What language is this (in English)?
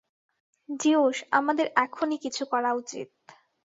Bangla